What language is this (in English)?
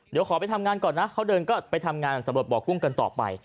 Thai